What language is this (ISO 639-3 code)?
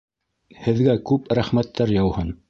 bak